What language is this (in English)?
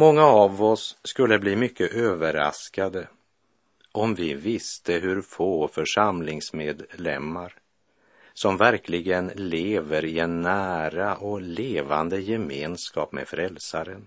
Swedish